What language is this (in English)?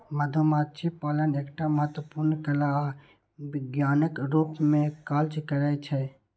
Maithili